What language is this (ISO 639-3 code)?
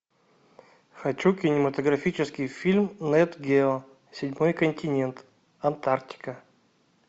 rus